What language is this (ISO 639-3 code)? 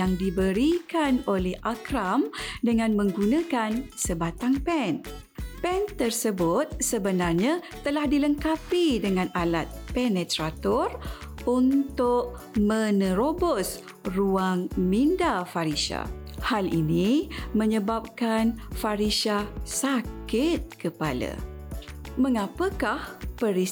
msa